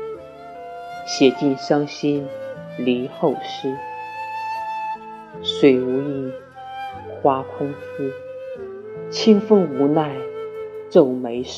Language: Chinese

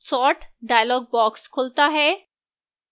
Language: Hindi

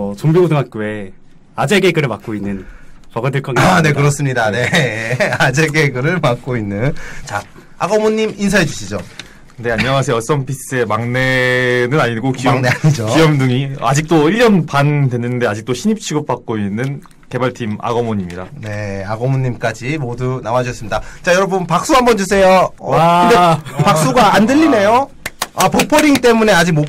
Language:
Korean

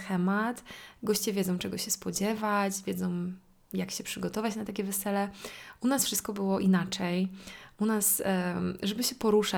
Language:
Polish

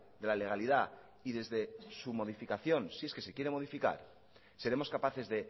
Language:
Spanish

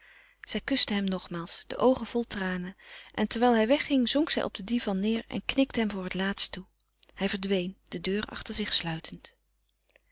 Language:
Dutch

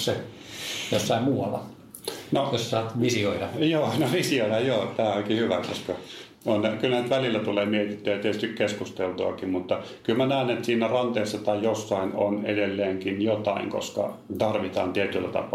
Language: Finnish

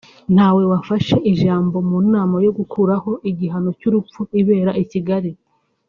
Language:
Kinyarwanda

